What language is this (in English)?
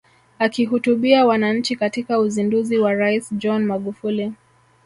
Swahili